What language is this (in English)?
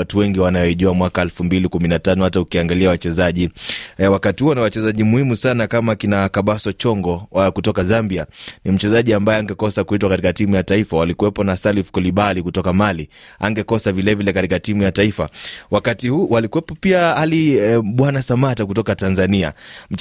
Swahili